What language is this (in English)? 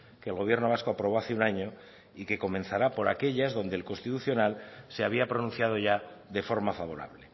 Spanish